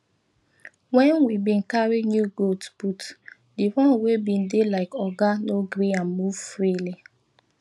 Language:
Nigerian Pidgin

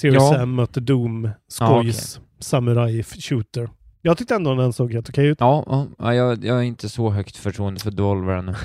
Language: Swedish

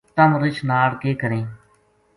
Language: Gujari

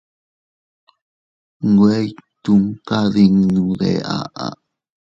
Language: Teutila Cuicatec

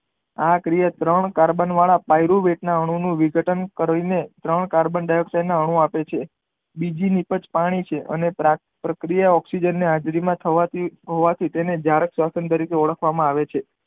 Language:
Gujarati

